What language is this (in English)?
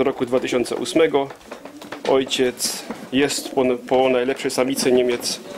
Polish